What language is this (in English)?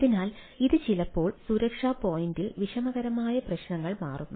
Malayalam